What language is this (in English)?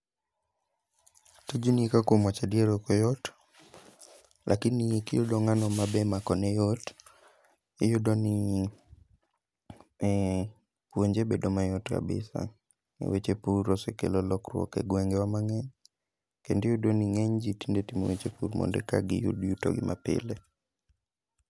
Luo (Kenya and Tanzania)